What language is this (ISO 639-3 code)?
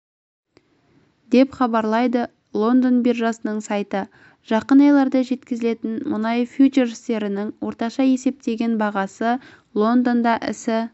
kaz